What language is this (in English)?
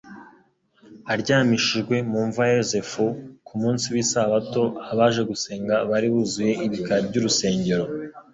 Kinyarwanda